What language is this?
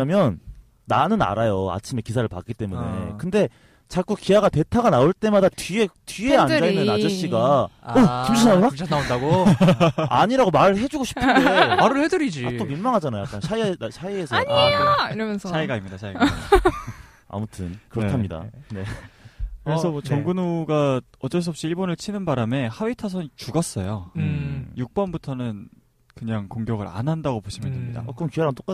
Korean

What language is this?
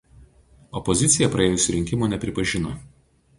Lithuanian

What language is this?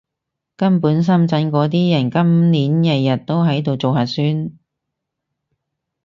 Cantonese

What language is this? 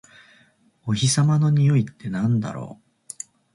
Japanese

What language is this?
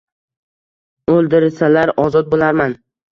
Uzbek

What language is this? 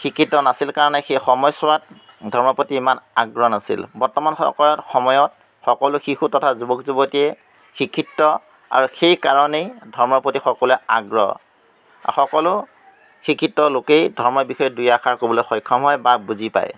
Assamese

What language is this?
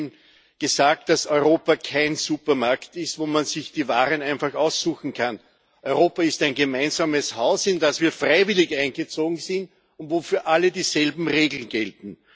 German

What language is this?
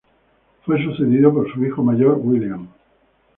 Spanish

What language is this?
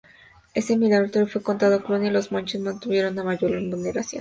Spanish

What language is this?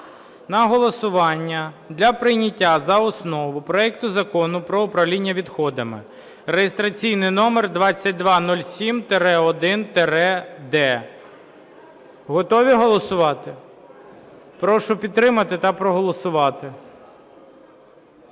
Ukrainian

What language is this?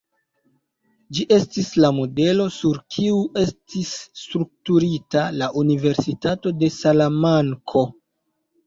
Esperanto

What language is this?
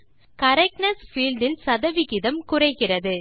Tamil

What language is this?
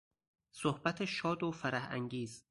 Persian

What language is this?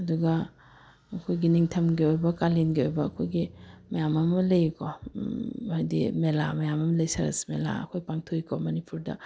Manipuri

